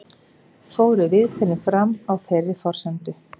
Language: Icelandic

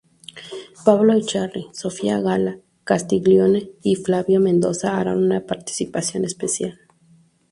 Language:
Spanish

